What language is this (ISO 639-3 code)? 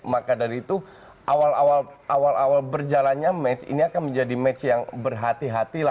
ind